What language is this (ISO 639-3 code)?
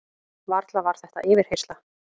isl